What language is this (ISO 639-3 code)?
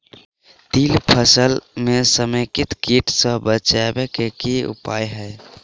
mai